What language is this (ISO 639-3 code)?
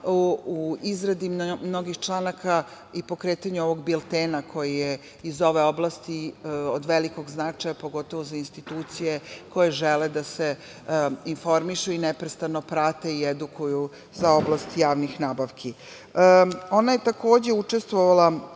srp